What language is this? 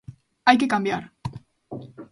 Galician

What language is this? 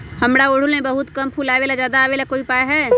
Magahi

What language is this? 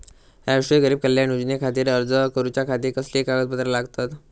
Marathi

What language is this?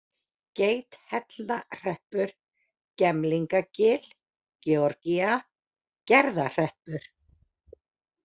Icelandic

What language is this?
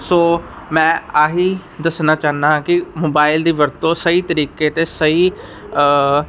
Punjabi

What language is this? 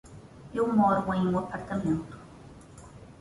Portuguese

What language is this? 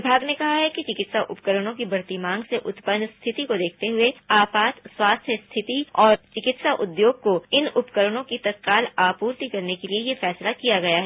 Hindi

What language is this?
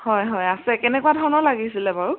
Assamese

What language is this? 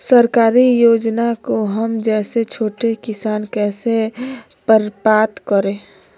Magahi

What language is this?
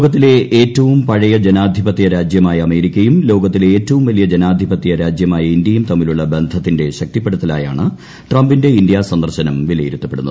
Malayalam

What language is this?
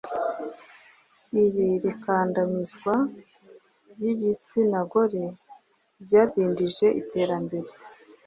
Kinyarwanda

